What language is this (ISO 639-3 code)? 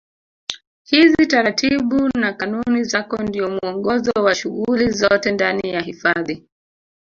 swa